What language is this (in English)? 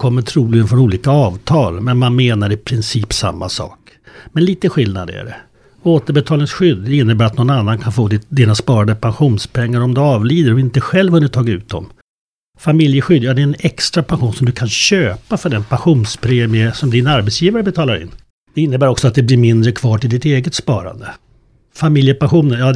Swedish